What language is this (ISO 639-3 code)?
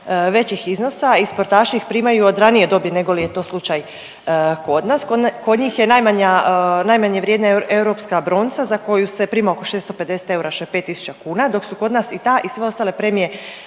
hrv